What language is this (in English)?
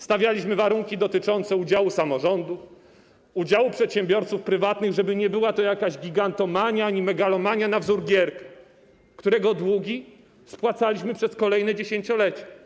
Polish